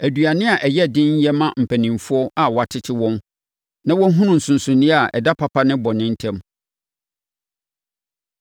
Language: Akan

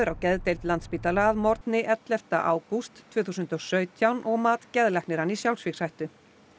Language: Icelandic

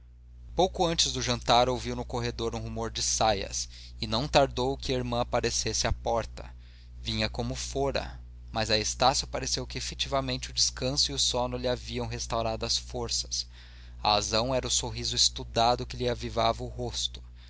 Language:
Portuguese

